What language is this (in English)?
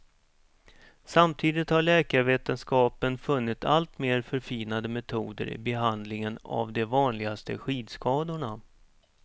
Swedish